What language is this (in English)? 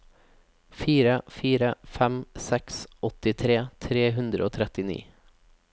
Norwegian